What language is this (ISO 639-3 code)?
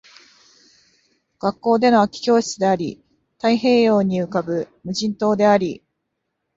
jpn